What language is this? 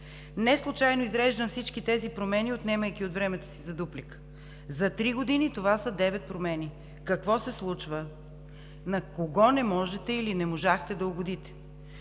Bulgarian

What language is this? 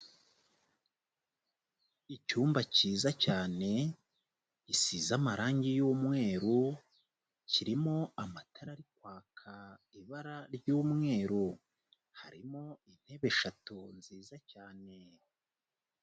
Kinyarwanda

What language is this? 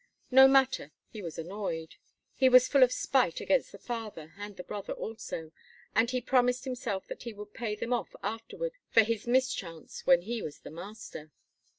English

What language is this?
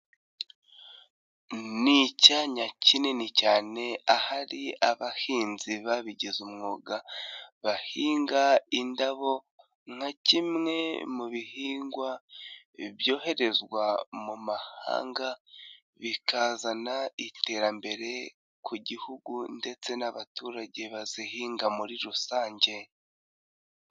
Kinyarwanda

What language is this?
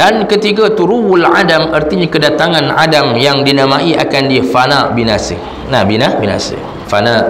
Malay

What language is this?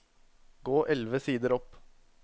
Norwegian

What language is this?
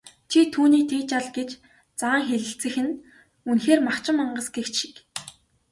Mongolian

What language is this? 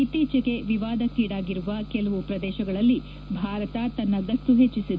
Kannada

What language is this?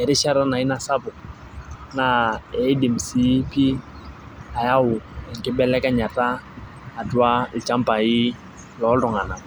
Masai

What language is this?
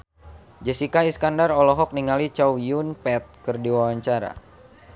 Sundanese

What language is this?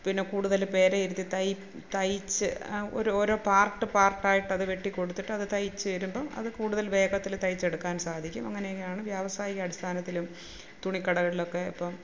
Malayalam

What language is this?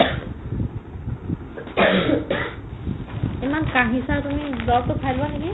Assamese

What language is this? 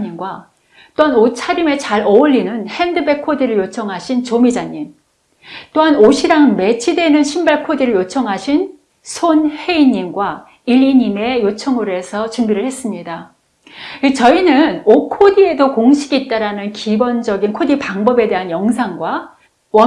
Korean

